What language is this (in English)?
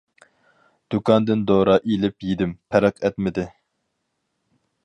Uyghur